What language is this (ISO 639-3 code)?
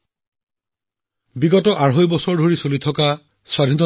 asm